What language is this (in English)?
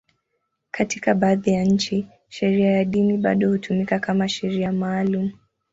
Swahili